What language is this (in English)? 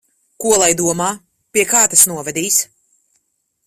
Latvian